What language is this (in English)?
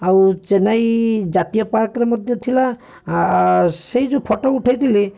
Odia